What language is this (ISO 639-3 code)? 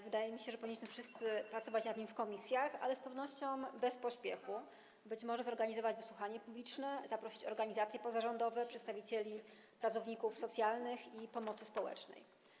pol